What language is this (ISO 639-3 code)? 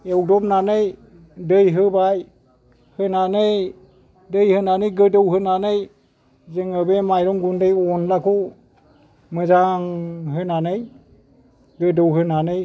brx